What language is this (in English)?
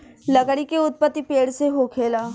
Bhojpuri